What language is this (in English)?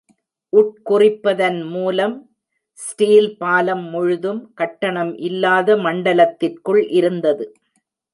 Tamil